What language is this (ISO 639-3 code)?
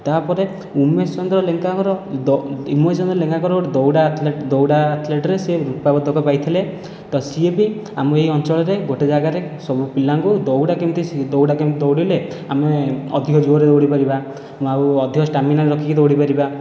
ori